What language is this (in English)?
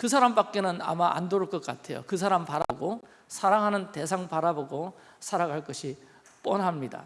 Korean